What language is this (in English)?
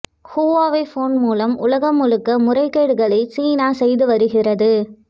Tamil